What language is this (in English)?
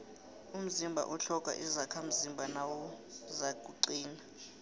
South Ndebele